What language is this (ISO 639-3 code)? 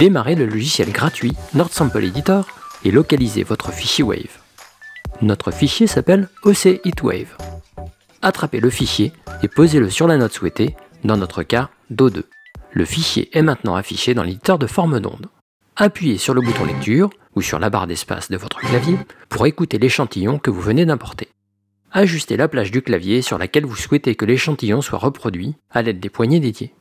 fra